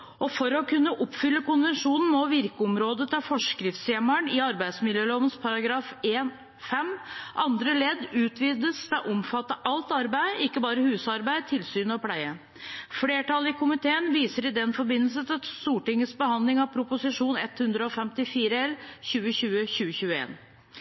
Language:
Norwegian Bokmål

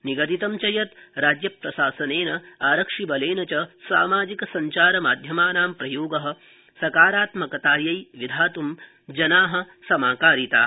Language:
Sanskrit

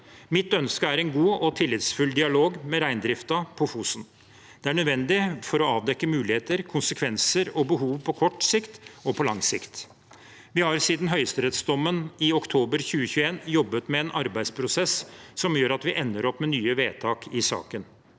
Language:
Norwegian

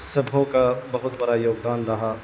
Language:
Urdu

